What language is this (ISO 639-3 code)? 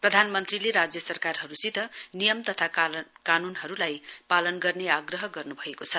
nep